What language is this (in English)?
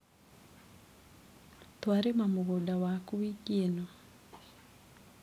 Kikuyu